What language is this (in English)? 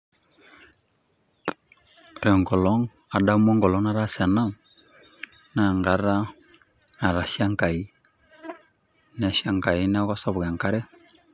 Masai